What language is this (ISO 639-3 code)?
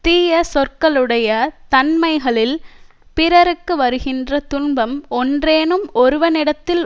tam